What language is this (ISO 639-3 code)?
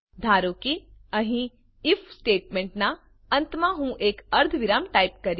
guj